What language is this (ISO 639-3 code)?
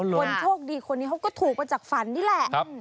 tha